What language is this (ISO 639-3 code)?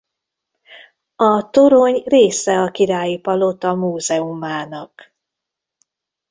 hun